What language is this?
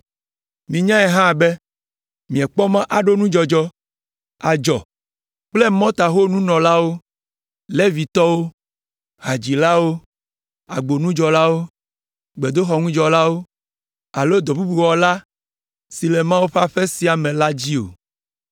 Ewe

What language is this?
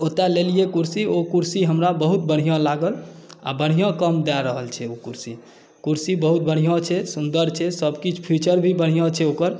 Maithili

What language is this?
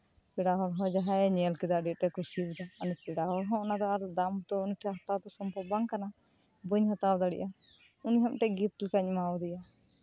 Santali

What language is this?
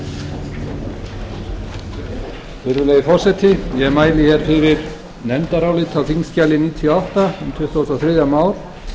Icelandic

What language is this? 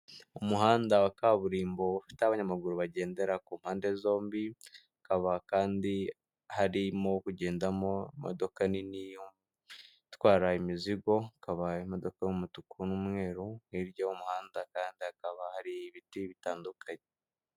Kinyarwanda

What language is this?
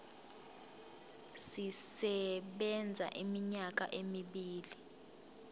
Zulu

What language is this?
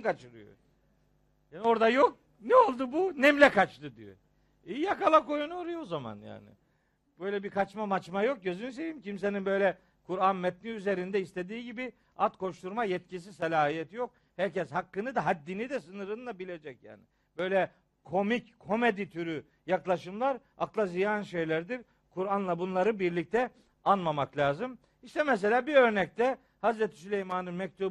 Turkish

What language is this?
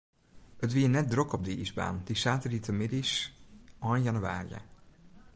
Western Frisian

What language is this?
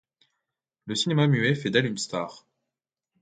French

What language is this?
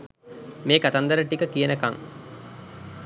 Sinhala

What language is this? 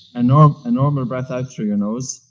English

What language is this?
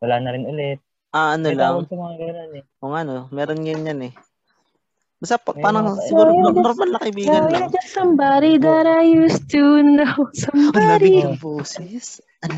Filipino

